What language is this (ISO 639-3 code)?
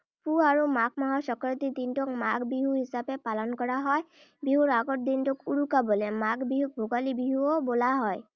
asm